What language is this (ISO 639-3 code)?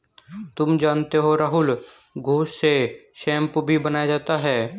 hin